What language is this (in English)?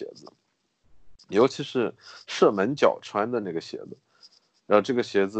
Chinese